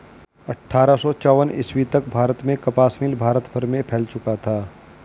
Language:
Hindi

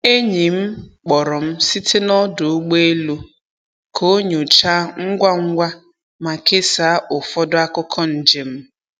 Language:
Igbo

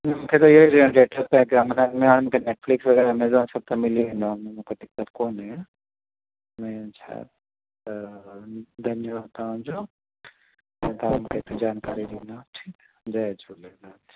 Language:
Sindhi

